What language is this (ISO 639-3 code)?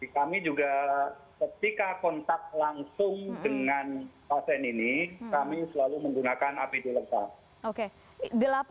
ind